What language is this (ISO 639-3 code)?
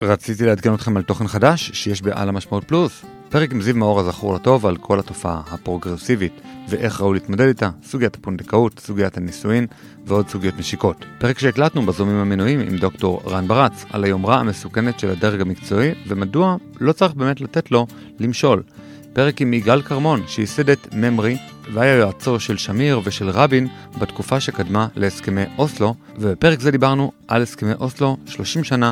heb